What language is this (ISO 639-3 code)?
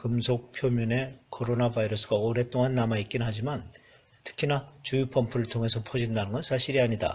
kor